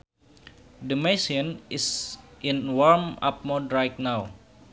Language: Sundanese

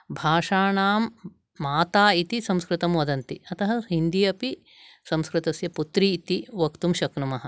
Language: Sanskrit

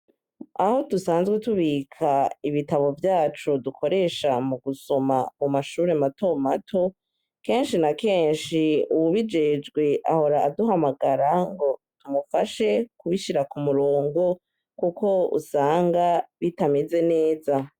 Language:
Rundi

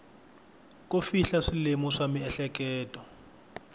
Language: Tsonga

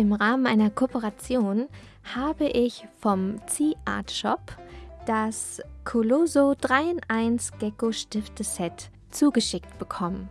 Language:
German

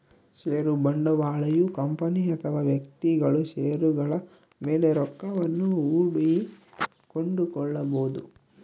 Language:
Kannada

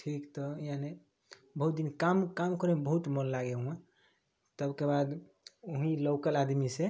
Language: Maithili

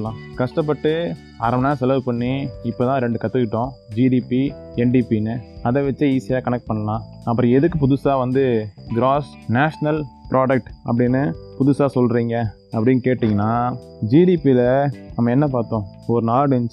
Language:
Tamil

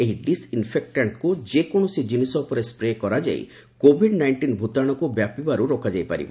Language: Odia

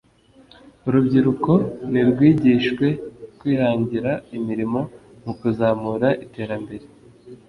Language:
Kinyarwanda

